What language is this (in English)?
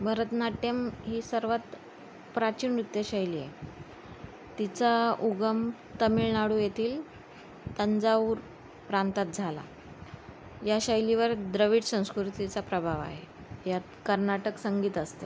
Marathi